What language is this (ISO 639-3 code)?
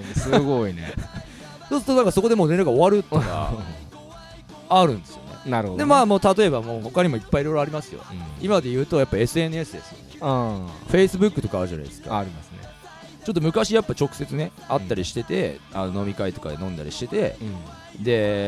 jpn